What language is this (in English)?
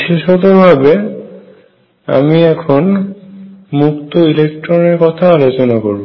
Bangla